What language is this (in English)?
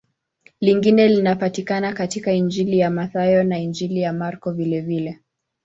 Swahili